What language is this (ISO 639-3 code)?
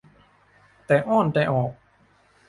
tha